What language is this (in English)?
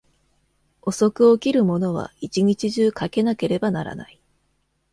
Japanese